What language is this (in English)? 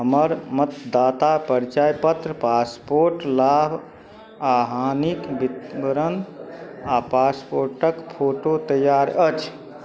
Maithili